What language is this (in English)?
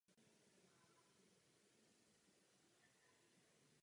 Czech